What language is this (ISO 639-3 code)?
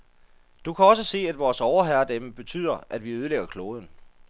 dan